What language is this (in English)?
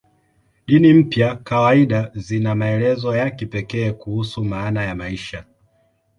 Swahili